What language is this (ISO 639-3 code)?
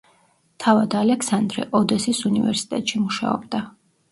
kat